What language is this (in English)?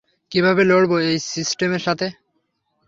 Bangla